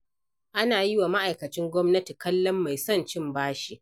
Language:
Hausa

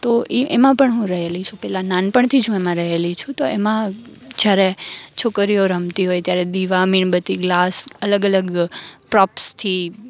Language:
Gujarati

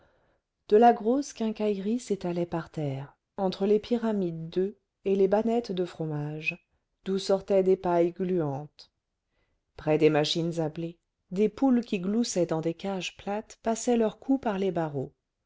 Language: French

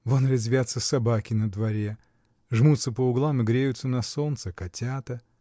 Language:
Russian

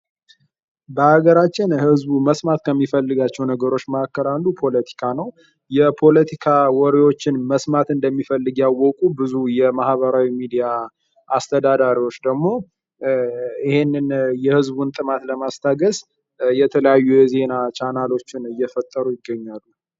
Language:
Amharic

